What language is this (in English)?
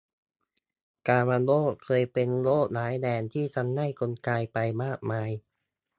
Thai